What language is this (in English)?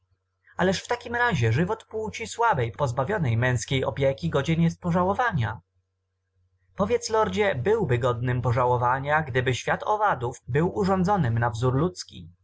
Polish